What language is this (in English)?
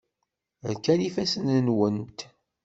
Kabyle